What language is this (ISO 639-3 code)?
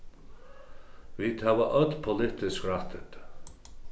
fao